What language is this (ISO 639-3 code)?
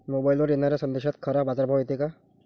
mar